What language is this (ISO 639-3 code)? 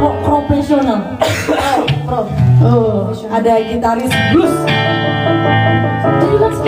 ind